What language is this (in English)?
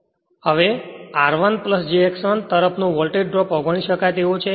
Gujarati